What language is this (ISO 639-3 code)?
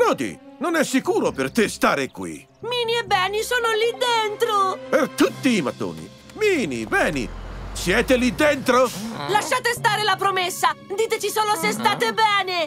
ita